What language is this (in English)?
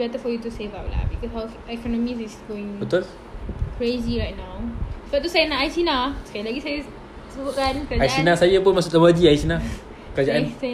Malay